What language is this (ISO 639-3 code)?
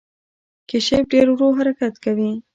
pus